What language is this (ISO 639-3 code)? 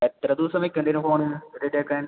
mal